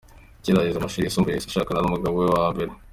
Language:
Kinyarwanda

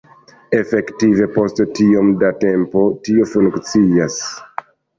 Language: Esperanto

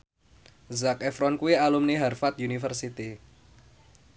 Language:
Javanese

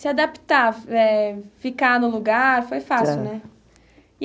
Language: Portuguese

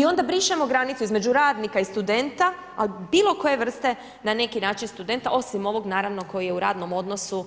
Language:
Croatian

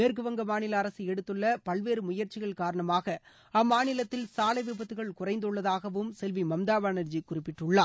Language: Tamil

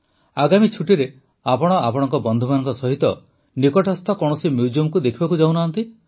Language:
Odia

